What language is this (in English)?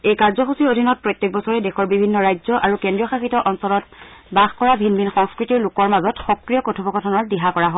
Assamese